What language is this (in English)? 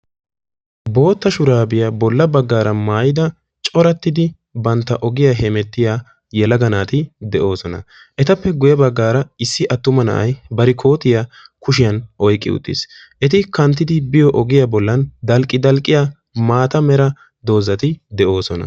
Wolaytta